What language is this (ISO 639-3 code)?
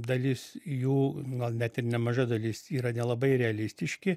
lit